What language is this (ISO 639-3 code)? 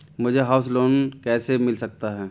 hin